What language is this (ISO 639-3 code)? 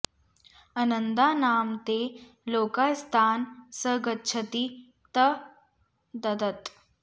san